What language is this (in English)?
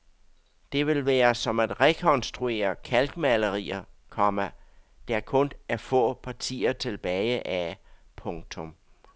Danish